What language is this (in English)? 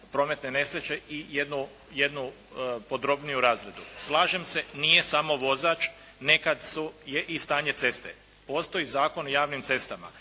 Croatian